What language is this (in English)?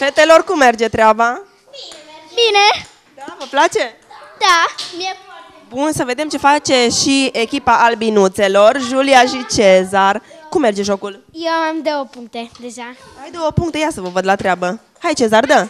Romanian